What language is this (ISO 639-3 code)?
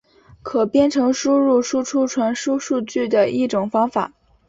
zho